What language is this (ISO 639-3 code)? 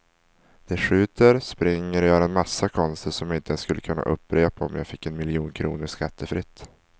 swe